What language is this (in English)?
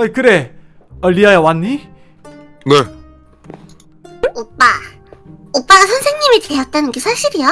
Korean